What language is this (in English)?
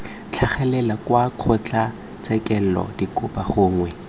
Tswana